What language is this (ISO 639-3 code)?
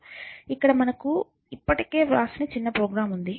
tel